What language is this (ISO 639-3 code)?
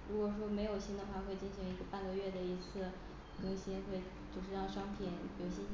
zho